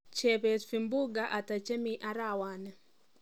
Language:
Kalenjin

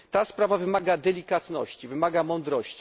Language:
Polish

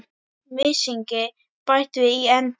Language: Icelandic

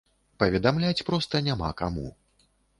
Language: Belarusian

